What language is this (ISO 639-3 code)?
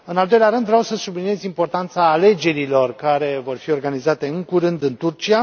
ron